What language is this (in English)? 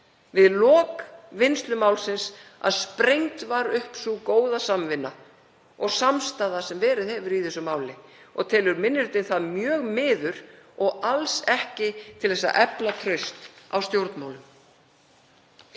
Icelandic